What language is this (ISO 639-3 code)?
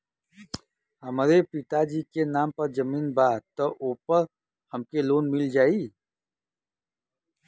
bho